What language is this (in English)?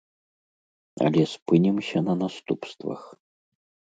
Belarusian